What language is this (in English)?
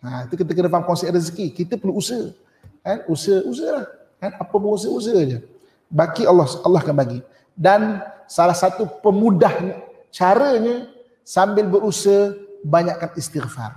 Malay